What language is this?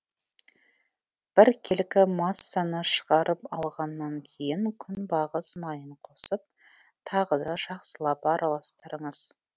Kazakh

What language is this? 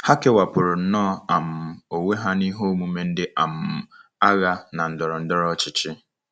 Igbo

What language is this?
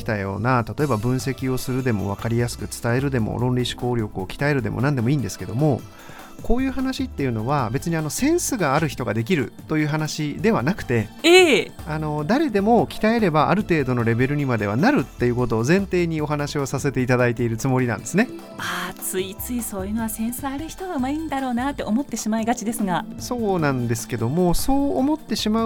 Japanese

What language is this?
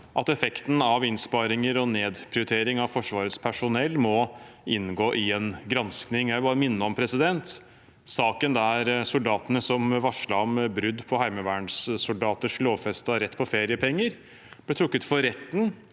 Norwegian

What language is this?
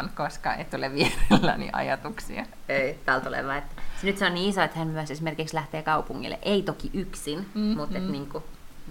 Finnish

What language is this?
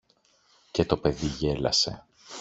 Greek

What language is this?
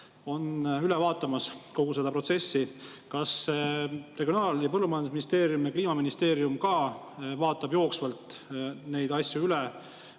Estonian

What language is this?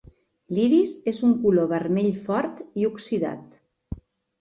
Catalan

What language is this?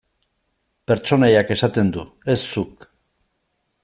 Basque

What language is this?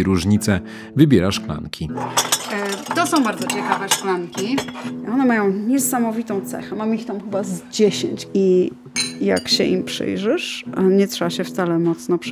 Polish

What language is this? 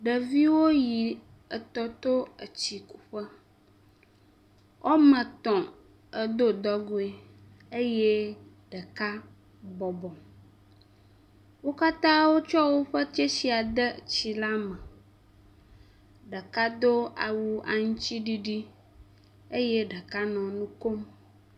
Ewe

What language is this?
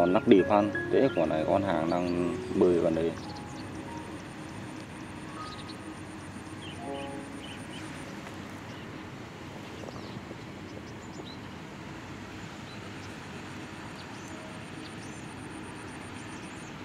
Vietnamese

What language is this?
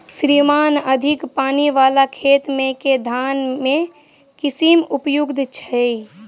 Maithili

